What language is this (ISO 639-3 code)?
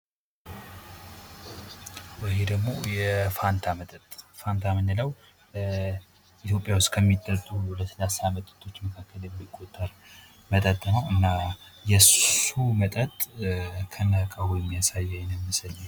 amh